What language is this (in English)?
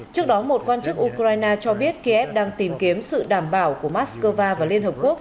Vietnamese